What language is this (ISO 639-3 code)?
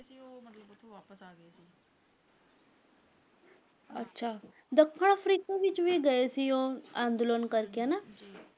pan